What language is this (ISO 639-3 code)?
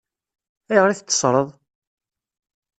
kab